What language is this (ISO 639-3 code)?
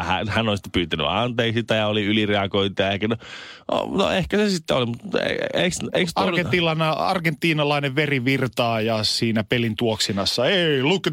fin